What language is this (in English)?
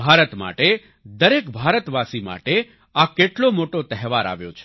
Gujarati